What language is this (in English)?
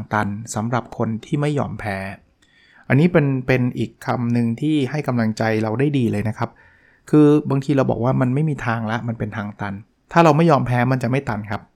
Thai